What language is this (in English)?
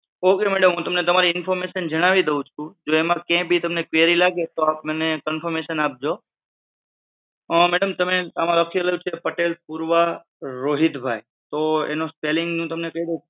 Gujarati